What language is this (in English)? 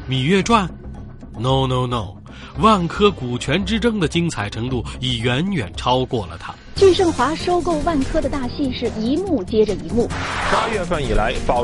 Chinese